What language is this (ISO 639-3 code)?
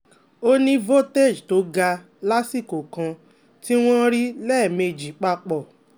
yor